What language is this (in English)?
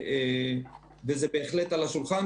Hebrew